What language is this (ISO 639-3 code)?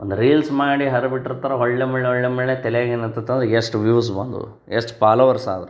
kan